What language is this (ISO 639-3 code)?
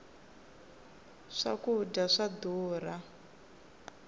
tso